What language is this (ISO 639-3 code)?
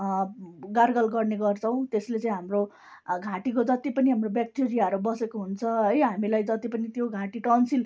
nep